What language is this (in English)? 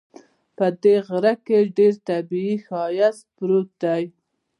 Pashto